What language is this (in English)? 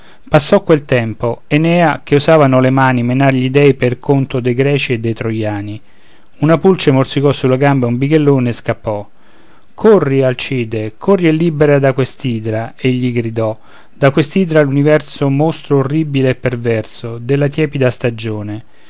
Italian